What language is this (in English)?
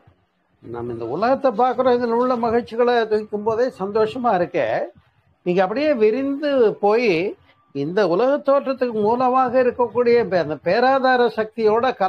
Tamil